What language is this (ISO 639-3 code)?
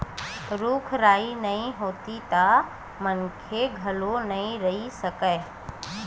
hne